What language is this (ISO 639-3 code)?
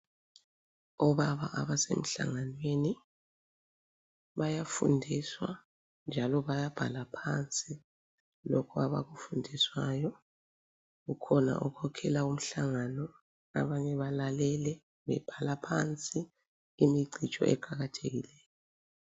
nde